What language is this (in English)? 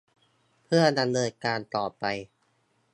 Thai